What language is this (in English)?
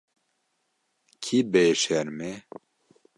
Kurdish